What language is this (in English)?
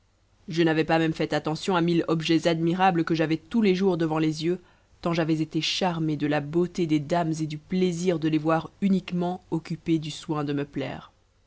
French